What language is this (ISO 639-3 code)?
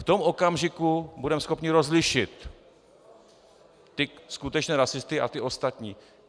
ces